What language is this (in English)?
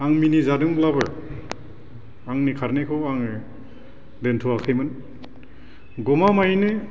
Bodo